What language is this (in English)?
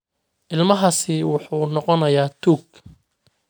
Somali